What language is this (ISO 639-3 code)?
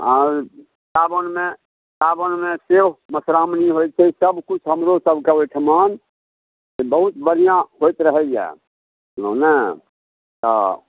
mai